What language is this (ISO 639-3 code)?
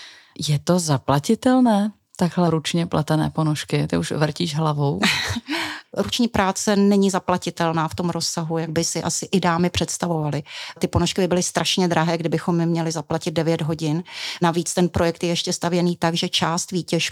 ces